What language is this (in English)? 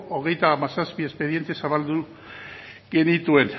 Basque